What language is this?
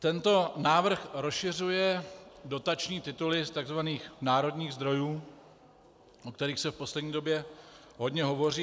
Czech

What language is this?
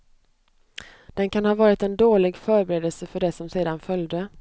Swedish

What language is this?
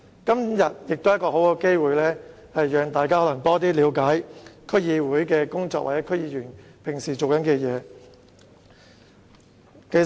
Cantonese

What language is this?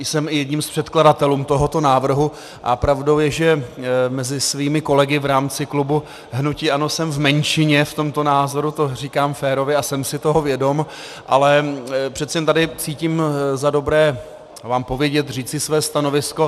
Czech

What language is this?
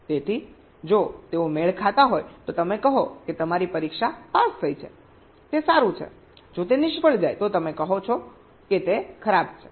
Gujarati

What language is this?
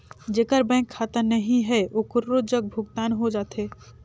Chhattisgarhi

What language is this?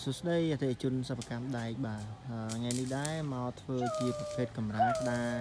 Vietnamese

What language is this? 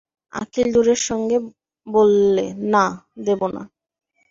Bangla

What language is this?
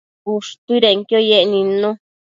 Matsés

